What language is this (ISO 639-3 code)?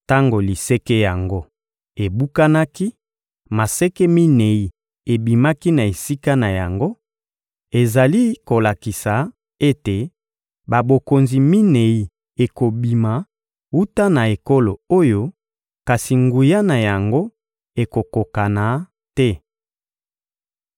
lin